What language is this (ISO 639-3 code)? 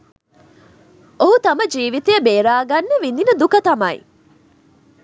sin